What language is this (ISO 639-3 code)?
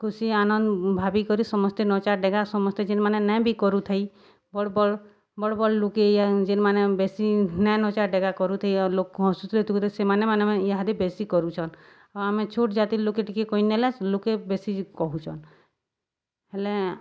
ori